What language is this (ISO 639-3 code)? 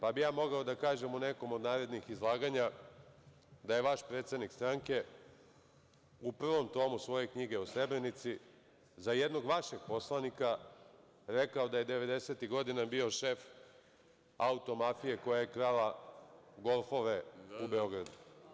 srp